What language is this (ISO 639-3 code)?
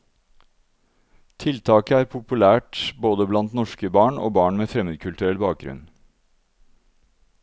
nor